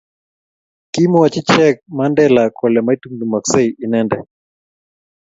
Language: Kalenjin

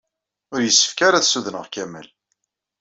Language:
Kabyle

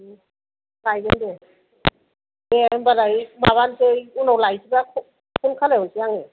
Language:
Bodo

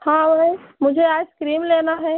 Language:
Hindi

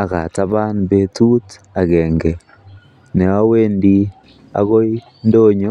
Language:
Kalenjin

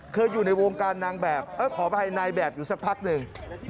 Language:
Thai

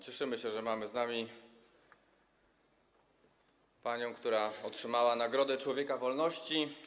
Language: Polish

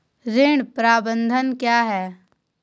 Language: Hindi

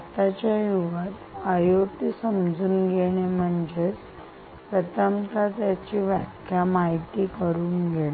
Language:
Marathi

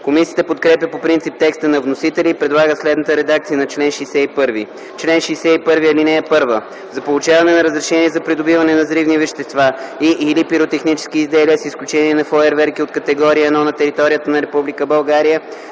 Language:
Bulgarian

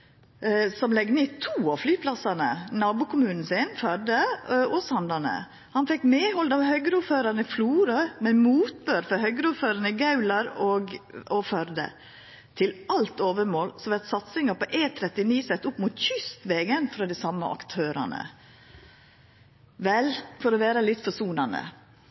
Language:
Norwegian Nynorsk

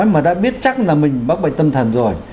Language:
Vietnamese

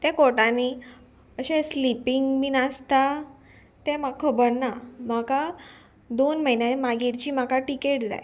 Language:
Konkani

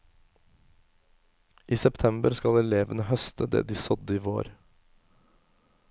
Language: Norwegian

